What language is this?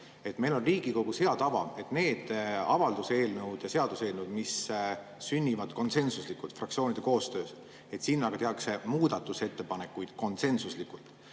Estonian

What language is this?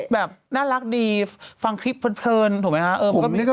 Thai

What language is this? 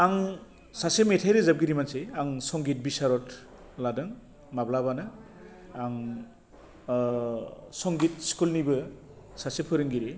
Bodo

